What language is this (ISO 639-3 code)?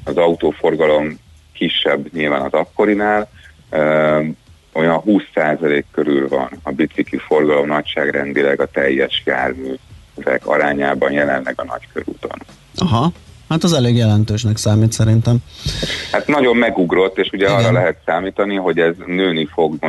hun